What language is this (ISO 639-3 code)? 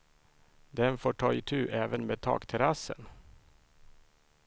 swe